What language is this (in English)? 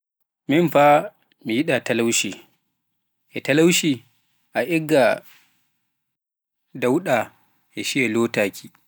Pular